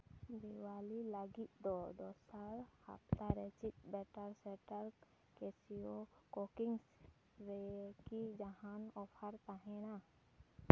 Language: Santali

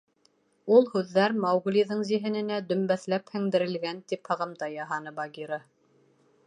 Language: Bashkir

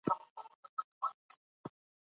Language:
Pashto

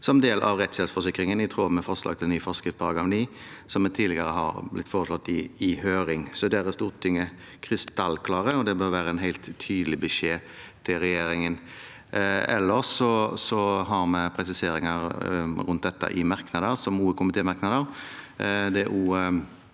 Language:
Norwegian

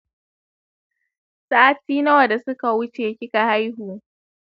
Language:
Hausa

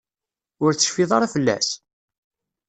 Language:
Kabyle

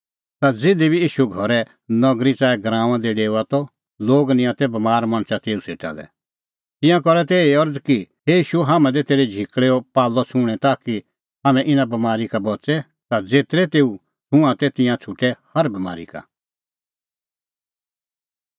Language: Kullu Pahari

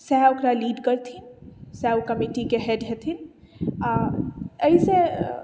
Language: Maithili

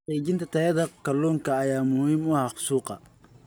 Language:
Somali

